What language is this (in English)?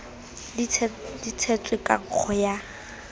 Southern Sotho